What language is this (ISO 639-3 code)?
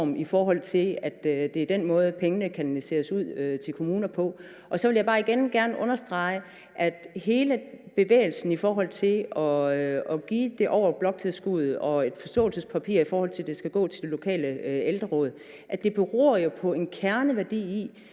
dan